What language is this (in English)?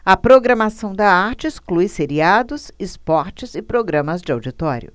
Portuguese